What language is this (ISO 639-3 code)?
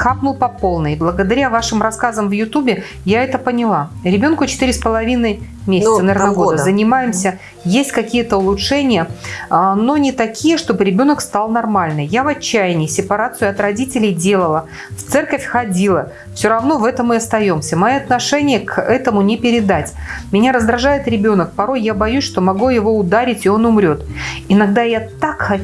rus